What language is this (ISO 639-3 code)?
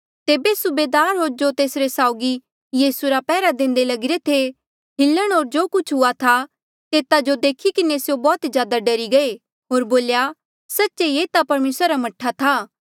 mjl